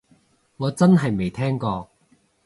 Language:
Cantonese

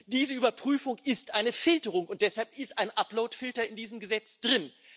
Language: German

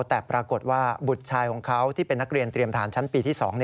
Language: Thai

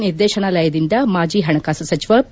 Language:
Kannada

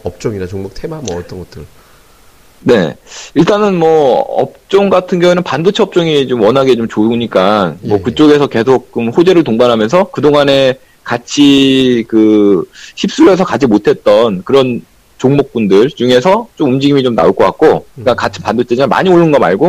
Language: Korean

